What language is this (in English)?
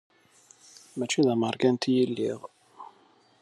Kabyle